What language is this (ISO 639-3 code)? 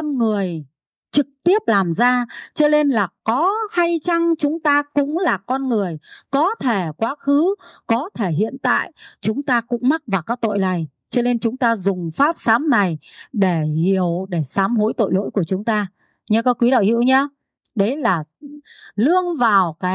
vie